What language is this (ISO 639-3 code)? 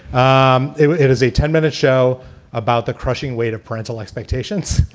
eng